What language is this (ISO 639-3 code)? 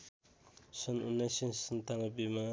nep